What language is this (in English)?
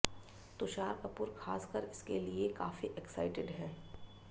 Hindi